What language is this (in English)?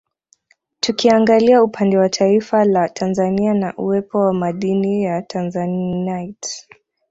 Swahili